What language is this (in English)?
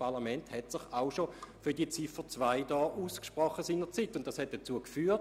Swiss German